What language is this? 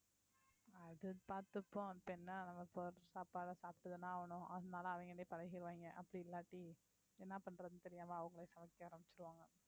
Tamil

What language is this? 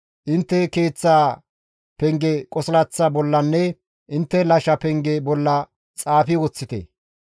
Gamo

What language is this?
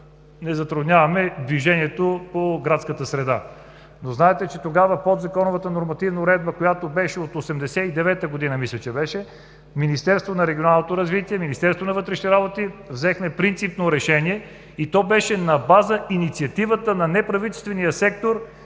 Bulgarian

